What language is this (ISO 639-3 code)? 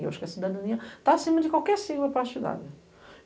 por